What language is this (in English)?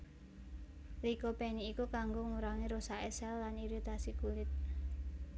Javanese